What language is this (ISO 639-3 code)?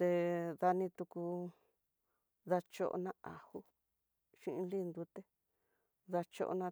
mtx